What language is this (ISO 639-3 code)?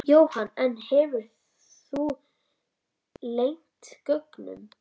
isl